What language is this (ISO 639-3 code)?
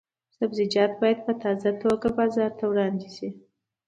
pus